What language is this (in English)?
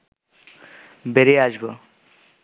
Bangla